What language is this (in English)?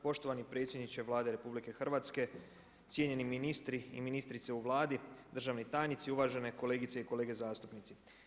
Croatian